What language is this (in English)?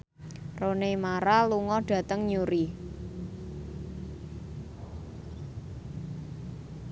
Javanese